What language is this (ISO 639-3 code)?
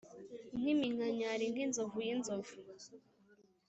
kin